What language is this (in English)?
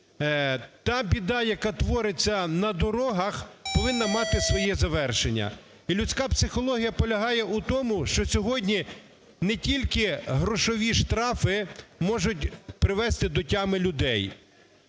Ukrainian